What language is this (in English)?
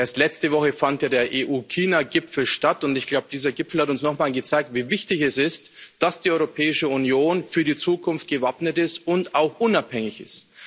German